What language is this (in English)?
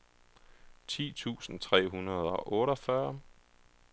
Danish